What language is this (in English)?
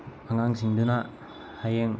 Manipuri